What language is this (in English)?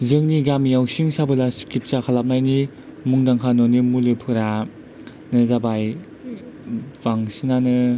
Bodo